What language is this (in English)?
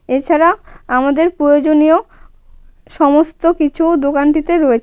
Bangla